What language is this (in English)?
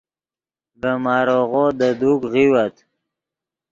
Yidgha